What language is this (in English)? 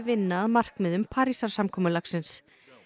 Icelandic